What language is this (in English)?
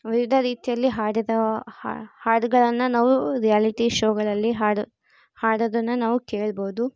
Kannada